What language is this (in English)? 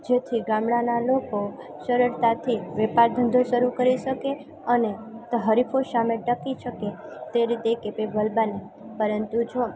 Gujarati